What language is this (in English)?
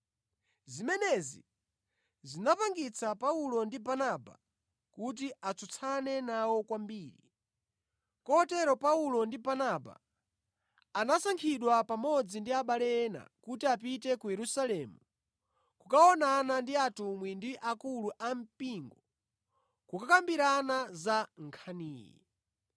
Nyanja